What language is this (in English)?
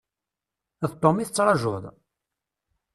Kabyle